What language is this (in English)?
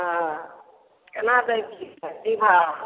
Maithili